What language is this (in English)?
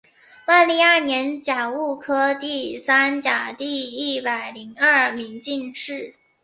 Chinese